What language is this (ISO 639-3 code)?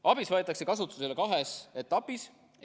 est